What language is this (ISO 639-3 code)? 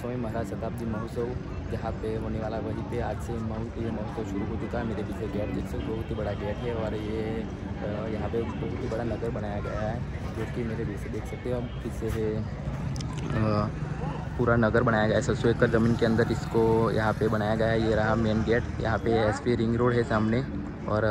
hin